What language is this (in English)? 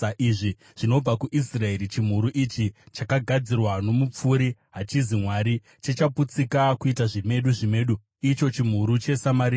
Shona